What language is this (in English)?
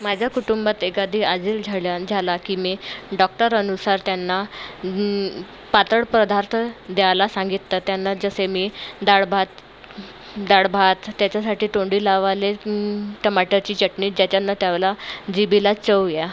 Marathi